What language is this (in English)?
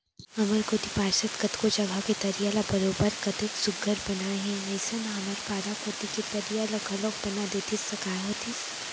Chhattisgarhi